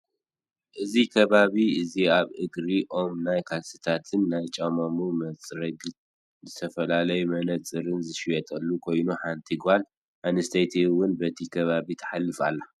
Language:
Tigrinya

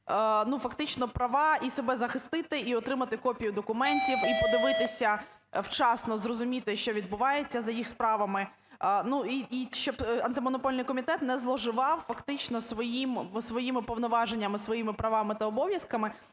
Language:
Ukrainian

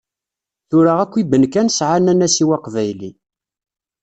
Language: Kabyle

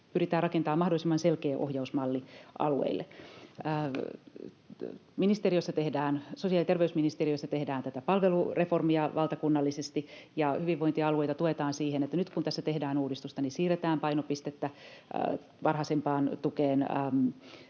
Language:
Finnish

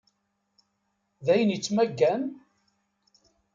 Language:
Kabyle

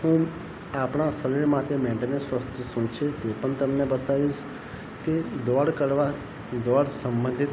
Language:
Gujarati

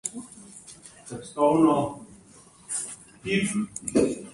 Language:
Slovenian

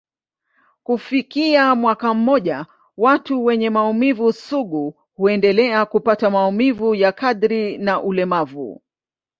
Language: Swahili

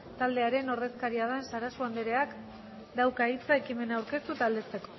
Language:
Basque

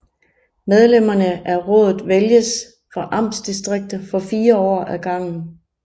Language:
Danish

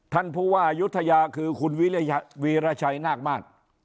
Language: Thai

